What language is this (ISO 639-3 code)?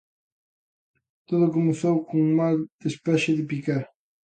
glg